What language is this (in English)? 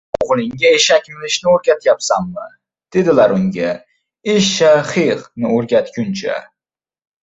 Uzbek